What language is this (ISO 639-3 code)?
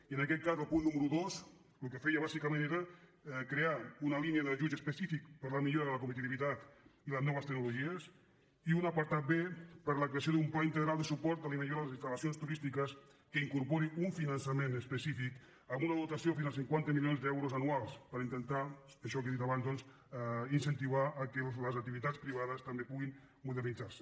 cat